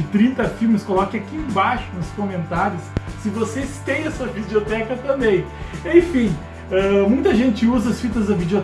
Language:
Portuguese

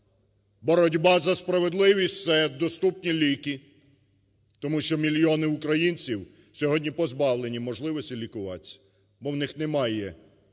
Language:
Ukrainian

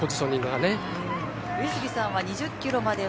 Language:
Japanese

